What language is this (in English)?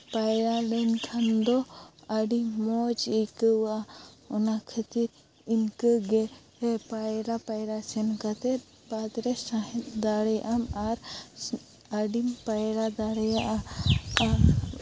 Santali